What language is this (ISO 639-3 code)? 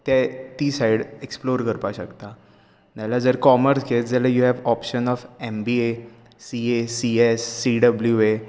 kok